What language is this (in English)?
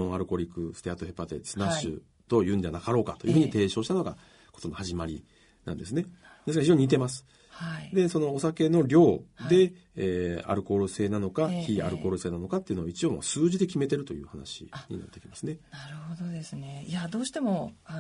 Japanese